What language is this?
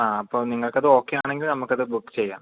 Malayalam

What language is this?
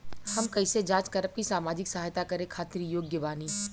Bhojpuri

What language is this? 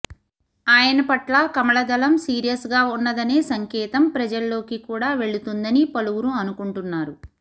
Telugu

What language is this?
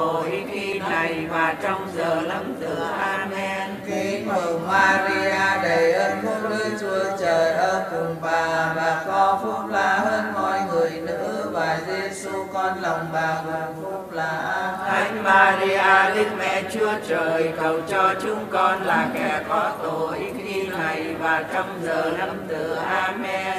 Vietnamese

